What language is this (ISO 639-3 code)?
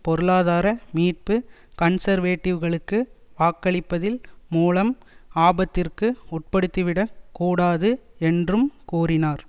tam